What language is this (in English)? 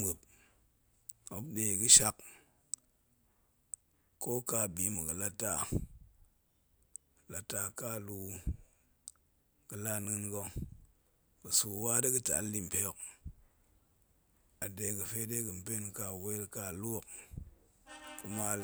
Goemai